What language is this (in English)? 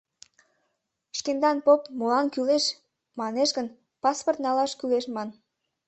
Mari